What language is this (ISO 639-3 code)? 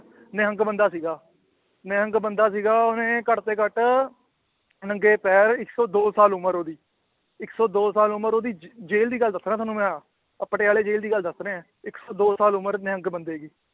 pan